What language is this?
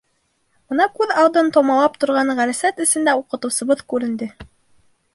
Bashkir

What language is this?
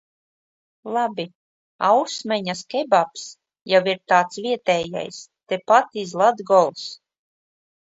Latvian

